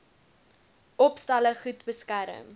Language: Afrikaans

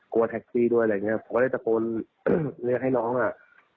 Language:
Thai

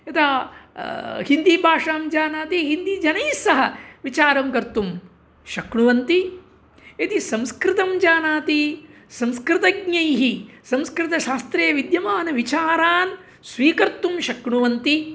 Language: Sanskrit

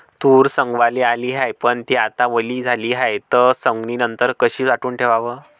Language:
Marathi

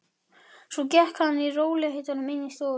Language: Icelandic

